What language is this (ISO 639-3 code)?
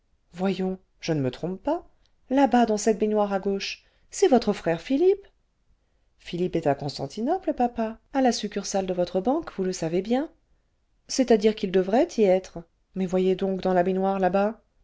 fra